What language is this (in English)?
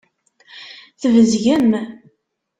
Kabyle